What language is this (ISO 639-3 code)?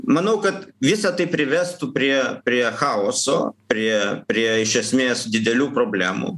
lit